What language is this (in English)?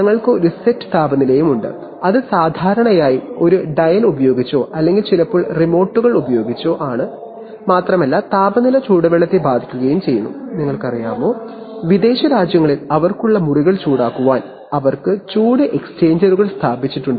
Malayalam